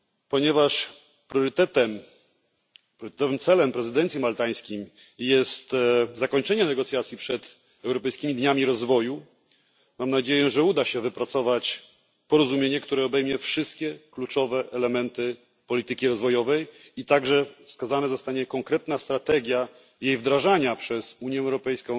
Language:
Polish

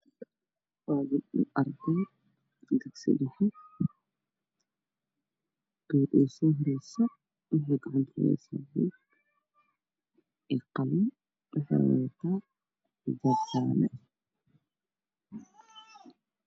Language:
Somali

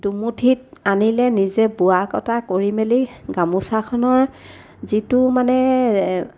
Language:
Assamese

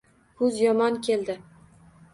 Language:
Uzbek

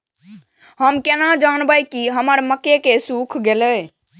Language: Maithili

